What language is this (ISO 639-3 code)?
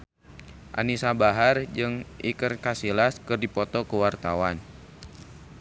sun